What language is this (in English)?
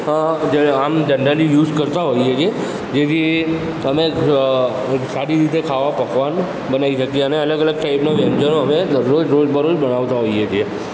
Gujarati